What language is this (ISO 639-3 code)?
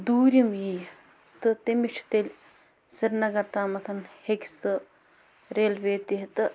kas